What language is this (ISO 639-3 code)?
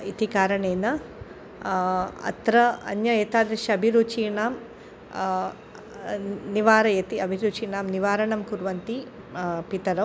san